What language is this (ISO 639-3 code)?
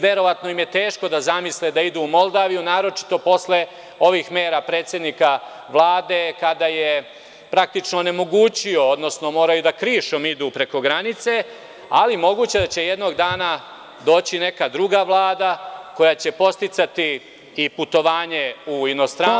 srp